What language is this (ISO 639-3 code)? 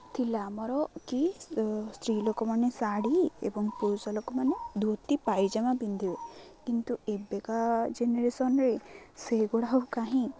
ori